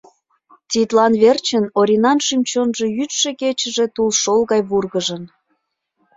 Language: Mari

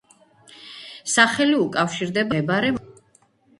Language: Georgian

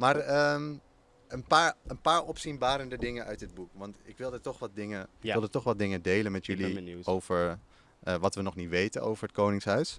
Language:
Dutch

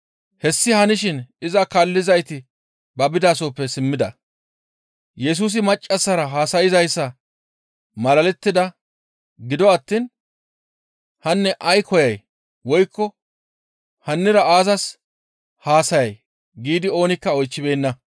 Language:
Gamo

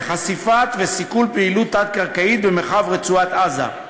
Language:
Hebrew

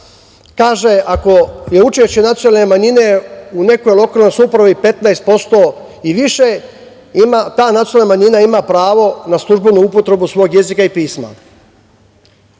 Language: Serbian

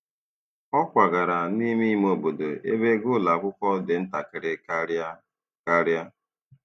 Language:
Igbo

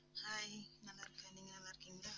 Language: Tamil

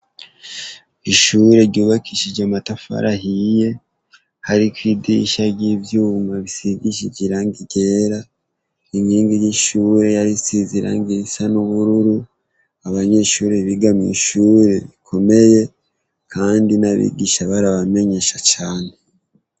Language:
Rundi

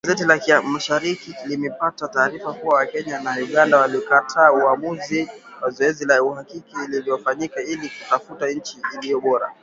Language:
Swahili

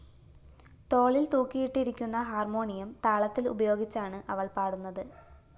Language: Malayalam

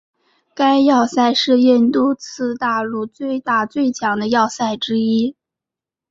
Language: Chinese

